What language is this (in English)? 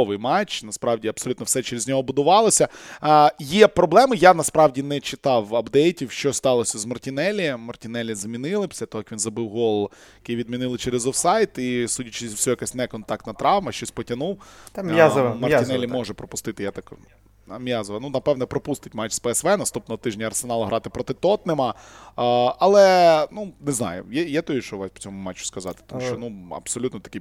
Ukrainian